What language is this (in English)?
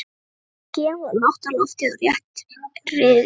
Icelandic